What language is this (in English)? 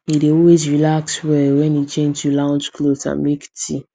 Nigerian Pidgin